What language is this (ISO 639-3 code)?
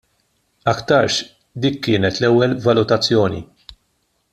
mlt